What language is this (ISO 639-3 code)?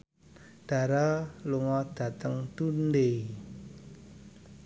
jav